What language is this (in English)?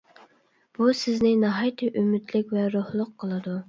Uyghur